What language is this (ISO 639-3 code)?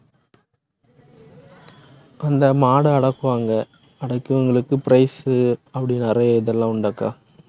tam